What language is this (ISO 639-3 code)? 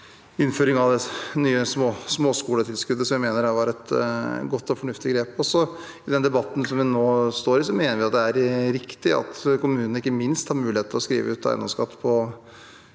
nor